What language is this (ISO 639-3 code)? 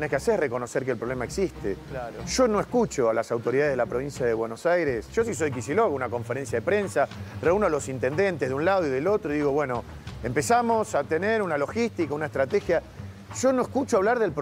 spa